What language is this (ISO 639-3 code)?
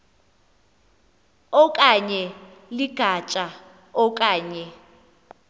xho